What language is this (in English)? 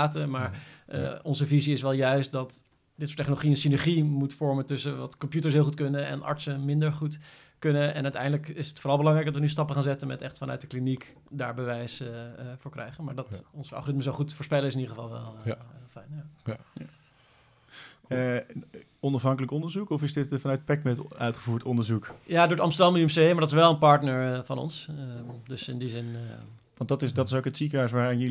Dutch